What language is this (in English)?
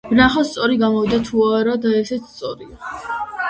Georgian